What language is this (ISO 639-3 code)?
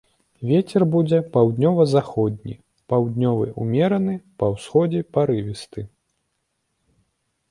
bel